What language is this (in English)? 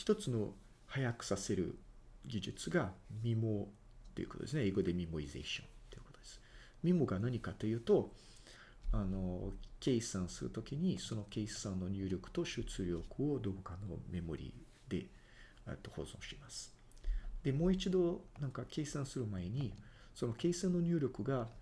Japanese